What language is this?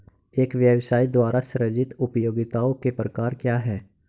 Hindi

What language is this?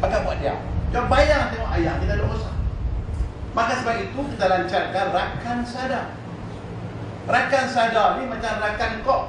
Malay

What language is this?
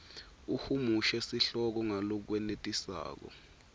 Swati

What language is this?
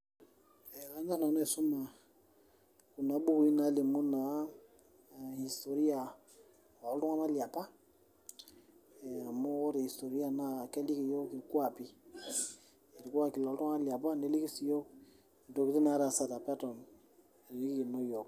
Masai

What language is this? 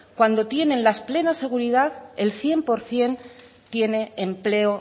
Spanish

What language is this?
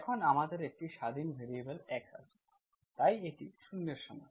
Bangla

